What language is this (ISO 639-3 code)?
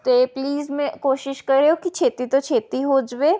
pan